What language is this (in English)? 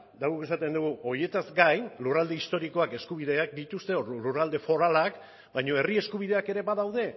Basque